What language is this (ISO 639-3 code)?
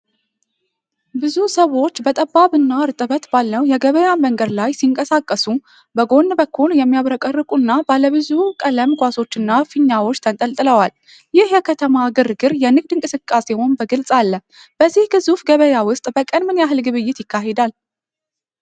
amh